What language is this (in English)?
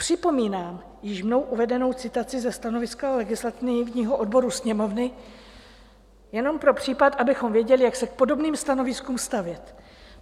Czech